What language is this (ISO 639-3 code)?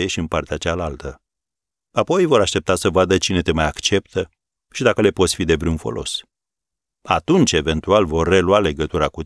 ron